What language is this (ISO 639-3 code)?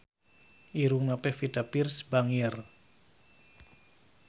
sun